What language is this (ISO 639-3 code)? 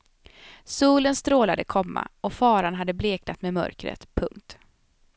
swe